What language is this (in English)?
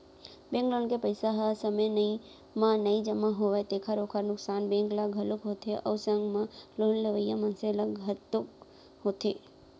Chhattisgarhi